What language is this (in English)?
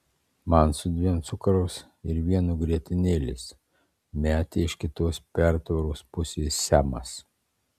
Lithuanian